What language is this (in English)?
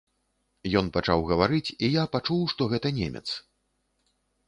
Belarusian